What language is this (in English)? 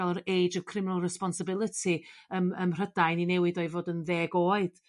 Welsh